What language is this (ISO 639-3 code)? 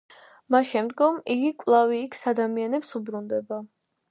kat